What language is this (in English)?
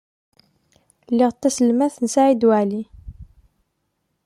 Kabyle